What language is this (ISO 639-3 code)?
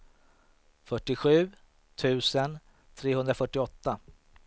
swe